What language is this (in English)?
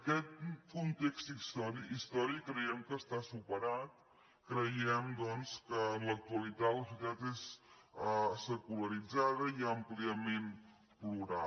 Catalan